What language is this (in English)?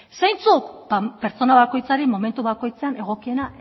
Basque